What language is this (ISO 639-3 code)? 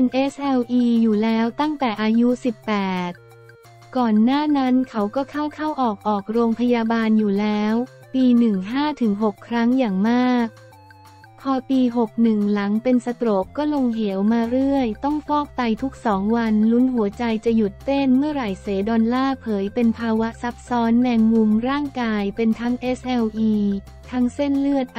tha